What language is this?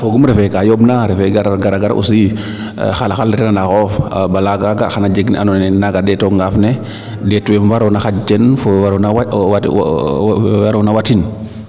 Serer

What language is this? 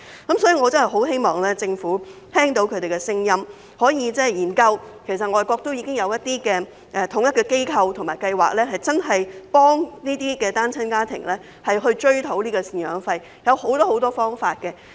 Cantonese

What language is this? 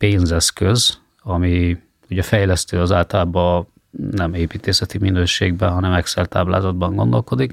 Hungarian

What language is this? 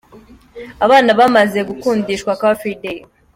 Kinyarwanda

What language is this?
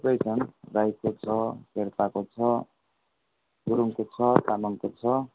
Nepali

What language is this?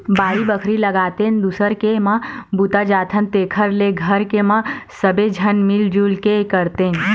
Chhattisgarhi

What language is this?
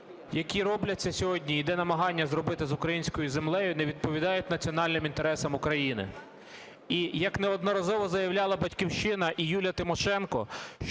Ukrainian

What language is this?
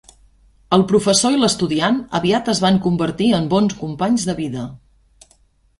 Catalan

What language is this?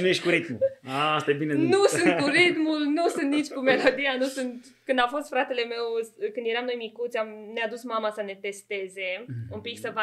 Romanian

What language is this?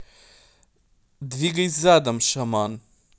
Russian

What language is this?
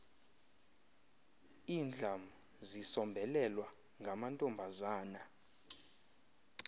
Xhosa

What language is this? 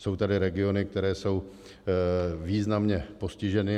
Czech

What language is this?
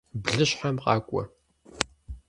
Kabardian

